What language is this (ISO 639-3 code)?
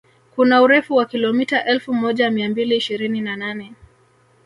swa